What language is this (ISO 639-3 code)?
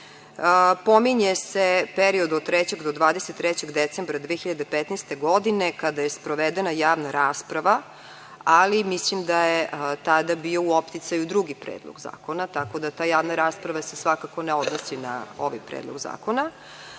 srp